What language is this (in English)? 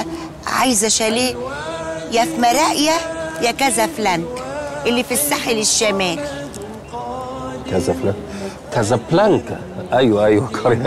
Arabic